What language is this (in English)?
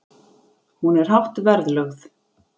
Icelandic